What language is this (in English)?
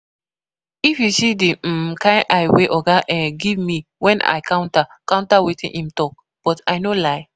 Nigerian Pidgin